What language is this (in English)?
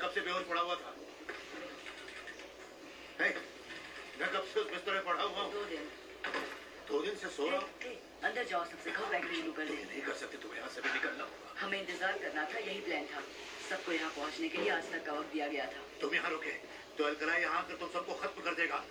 Marathi